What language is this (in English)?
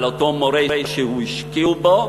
Hebrew